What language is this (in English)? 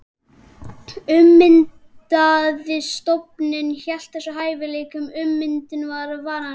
Icelandic